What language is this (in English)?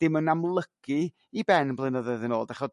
Welsh